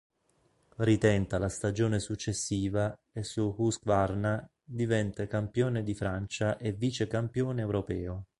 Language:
Italian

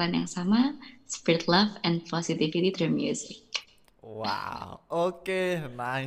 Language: Indonesian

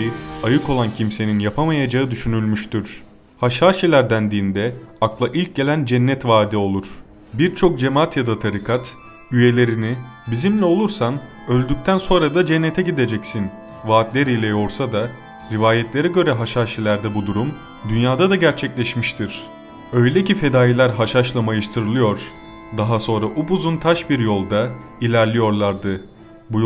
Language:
Turkish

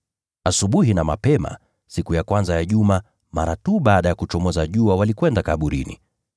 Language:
Swahili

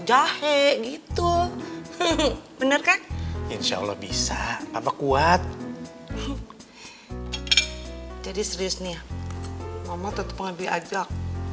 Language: Indonesian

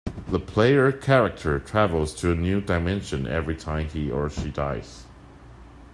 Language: English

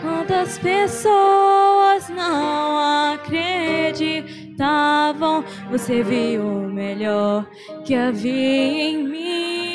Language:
Portuguese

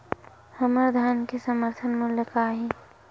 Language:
Chhattisgarhi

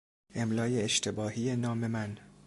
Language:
Persian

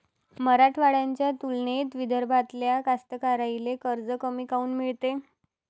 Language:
Marathi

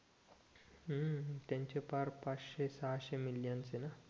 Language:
Marathi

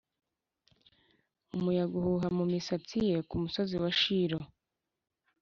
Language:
Kinyarwanda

